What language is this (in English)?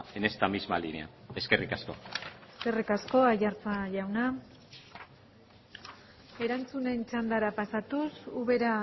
Basque